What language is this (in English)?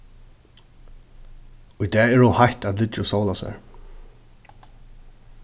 Faroese